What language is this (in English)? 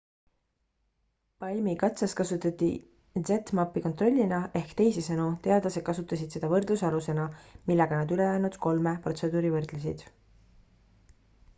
Estonian